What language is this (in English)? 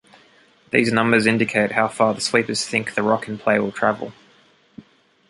English